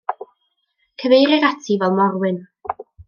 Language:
Welsh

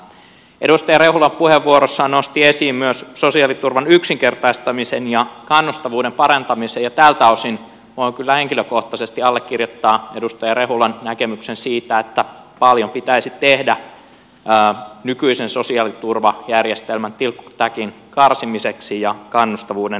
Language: Finnish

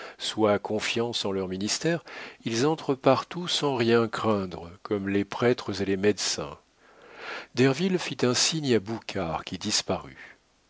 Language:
French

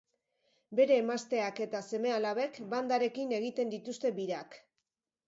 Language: Basque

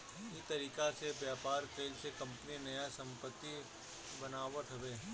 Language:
Bhojpuri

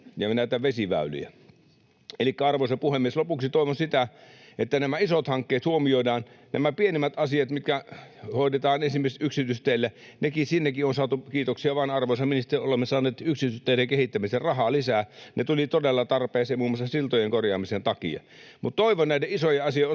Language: Finnish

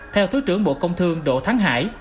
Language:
Vietnamese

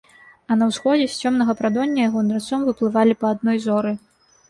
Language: Belarusian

